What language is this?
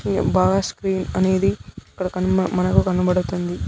Telugu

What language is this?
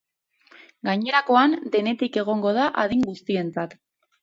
Basque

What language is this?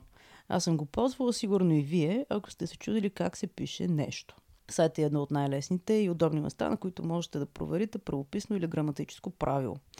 Bulgarian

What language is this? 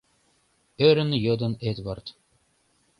Mari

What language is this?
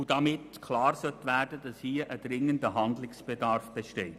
Swiss German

